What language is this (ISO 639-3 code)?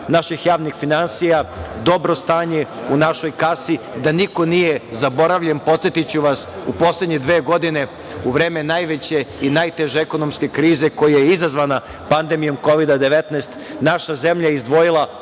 srp